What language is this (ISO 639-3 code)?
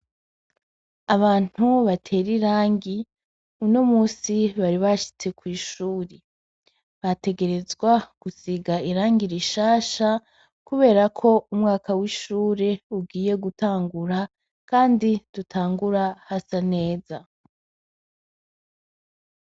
run